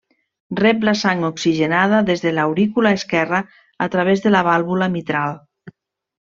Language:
Catalan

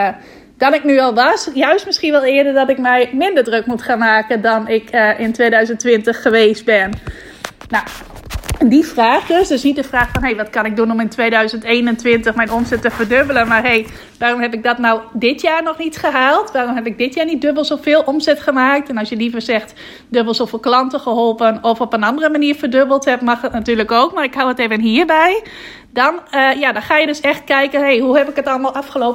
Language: Dutch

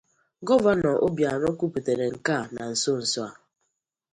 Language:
Igbo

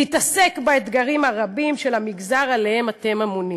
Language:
Hebrew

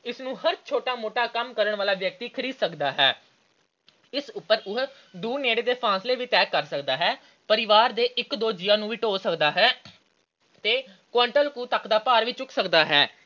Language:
Punjabi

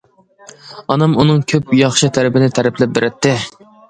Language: Uyghur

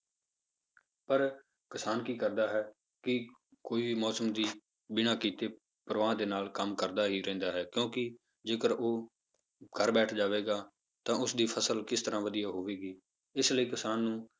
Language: Punjabi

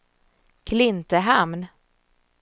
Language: Swedish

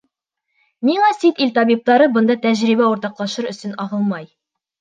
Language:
Bashkir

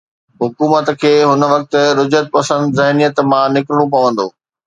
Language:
Sindhi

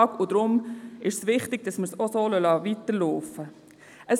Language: Swiss German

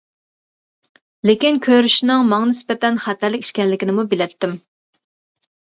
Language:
Uyghur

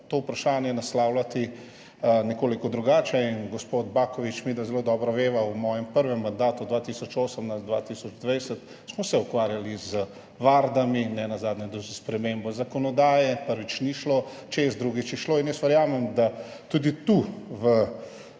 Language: Slovenian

